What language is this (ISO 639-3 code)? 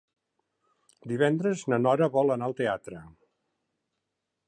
cat